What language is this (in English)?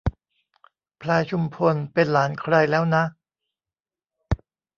Thai